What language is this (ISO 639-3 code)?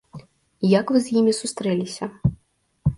bel